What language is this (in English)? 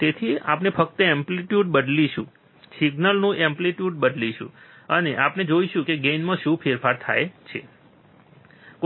Gujarati